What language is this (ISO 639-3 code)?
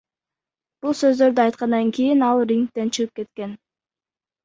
kir